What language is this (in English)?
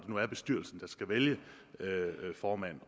Danish